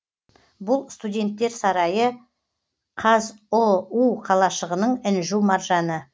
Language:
Kazakh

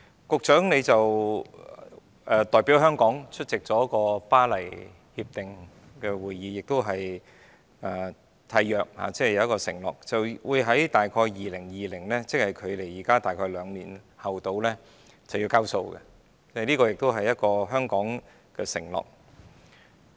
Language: Cantonese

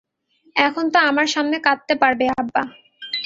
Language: Bangla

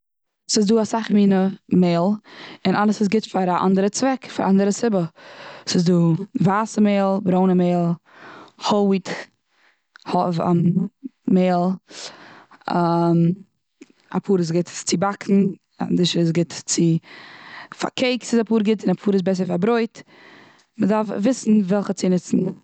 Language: Yiddish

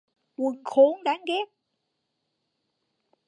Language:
Vietnamese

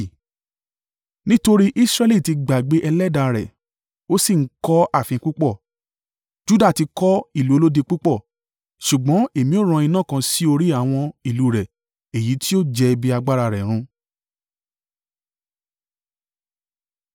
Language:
Yoruba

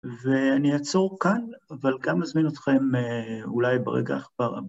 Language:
Hebrew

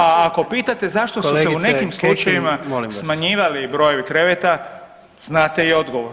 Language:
Croatian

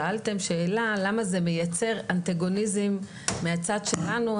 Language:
Hebrew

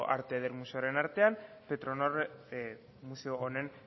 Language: Basque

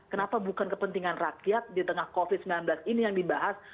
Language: Indonesian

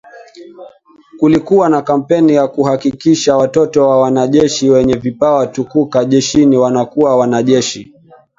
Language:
Swahili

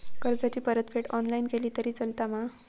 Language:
Marathi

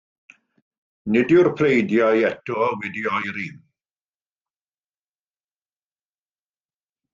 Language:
Welsh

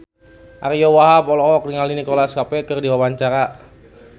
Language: Sundanese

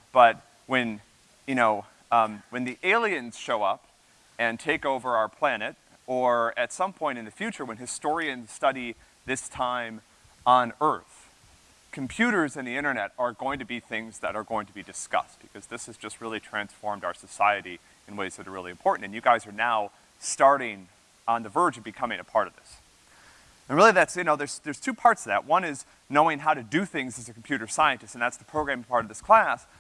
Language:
English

